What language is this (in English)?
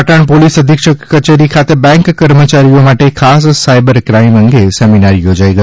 Gujarati